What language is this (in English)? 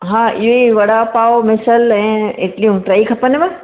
Sindhi